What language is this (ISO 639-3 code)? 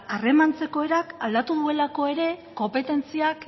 eus